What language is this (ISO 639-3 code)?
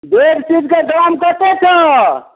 mai